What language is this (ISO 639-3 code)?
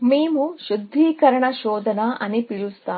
tel